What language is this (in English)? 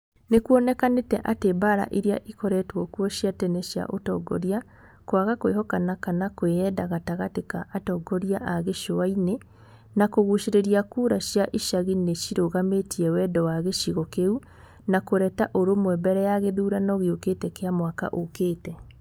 Kikuyu